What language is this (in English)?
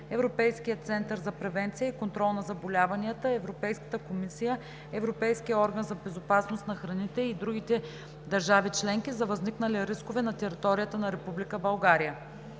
Bulgarian